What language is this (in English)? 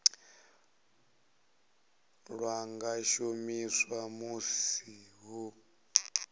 Venda